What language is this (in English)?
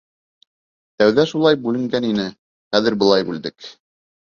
Bashkir